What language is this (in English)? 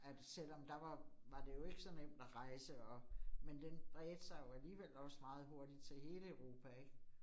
Danish